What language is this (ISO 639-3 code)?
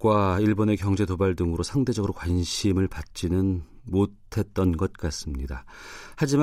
kor